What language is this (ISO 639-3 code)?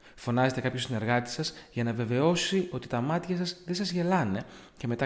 ell